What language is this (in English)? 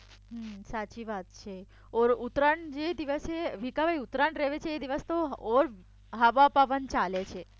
Gujarati